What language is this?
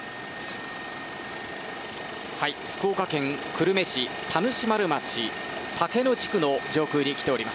Japanese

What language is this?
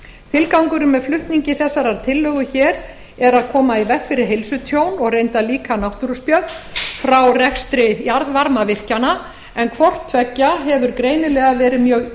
Icelandic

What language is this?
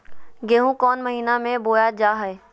Magahi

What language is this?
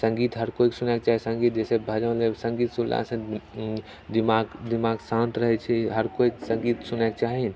Maithili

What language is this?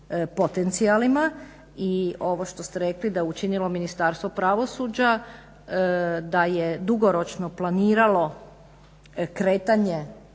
Croatian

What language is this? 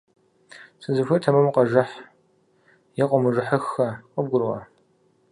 Kabardian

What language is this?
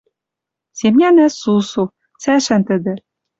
Western Mari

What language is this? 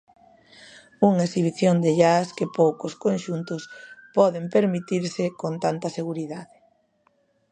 Galician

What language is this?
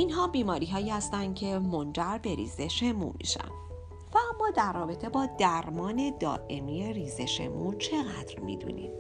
Persian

